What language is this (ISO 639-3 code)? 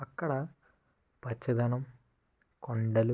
tel